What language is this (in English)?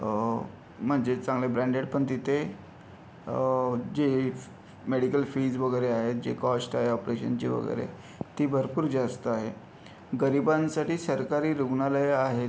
Marathi